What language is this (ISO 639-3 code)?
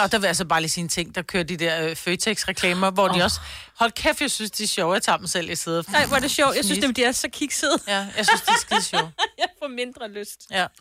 dan